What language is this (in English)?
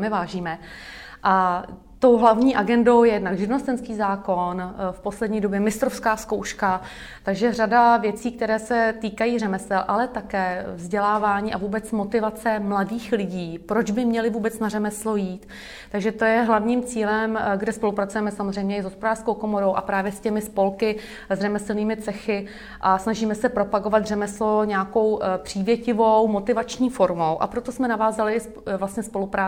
Czech